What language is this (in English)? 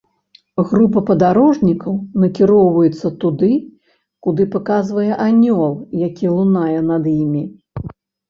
Belarusian